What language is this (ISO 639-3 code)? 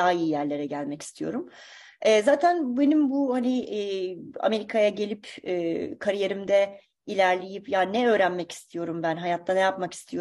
tur